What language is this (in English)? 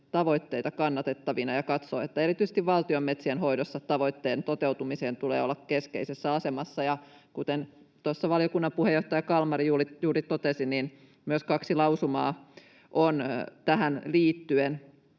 Finnish